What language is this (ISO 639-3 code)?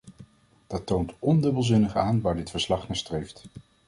nld